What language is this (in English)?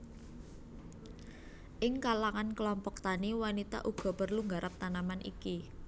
Javanese